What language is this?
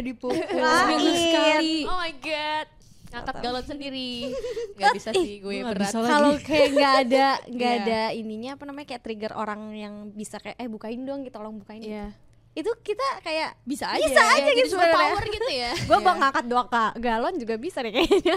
Indonesian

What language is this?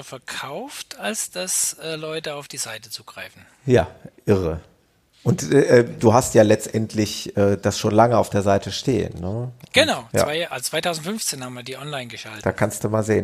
German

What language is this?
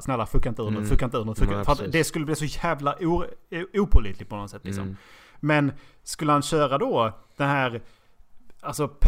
Swedish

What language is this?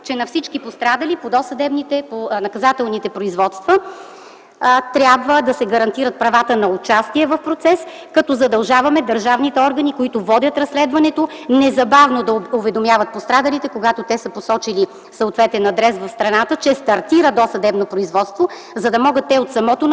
Bulgarian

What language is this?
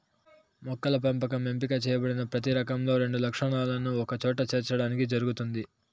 Telugu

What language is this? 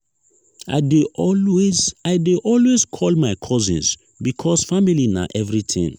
Nigerian Pidgin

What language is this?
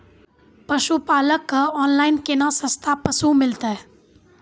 Maithili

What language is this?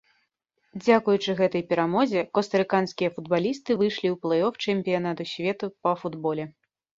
Belarusian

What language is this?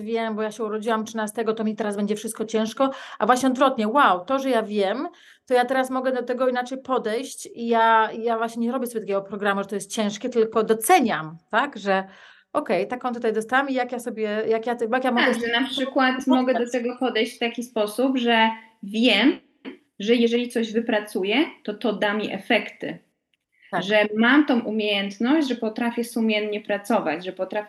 Polish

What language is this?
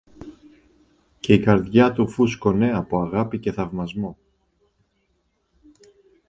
Greek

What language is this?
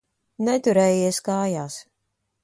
Latvian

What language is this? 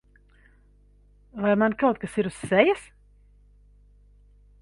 Latvian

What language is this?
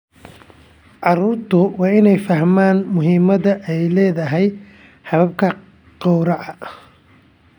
Somali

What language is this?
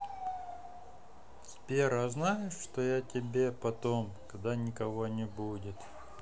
Russian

